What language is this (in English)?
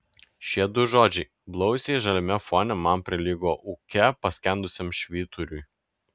Lithuanian